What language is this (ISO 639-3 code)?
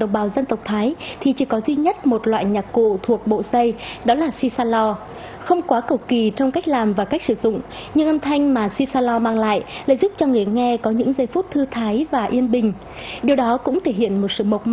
vie